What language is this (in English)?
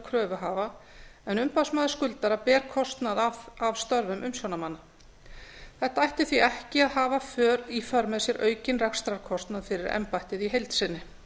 Icelandic